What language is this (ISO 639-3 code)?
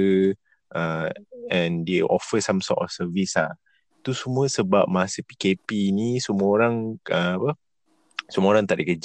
msa